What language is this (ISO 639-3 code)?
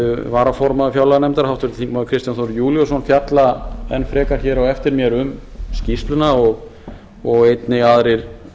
isl